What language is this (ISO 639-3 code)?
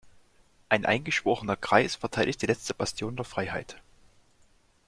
deu